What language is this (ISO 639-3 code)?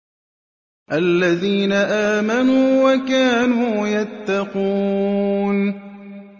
ara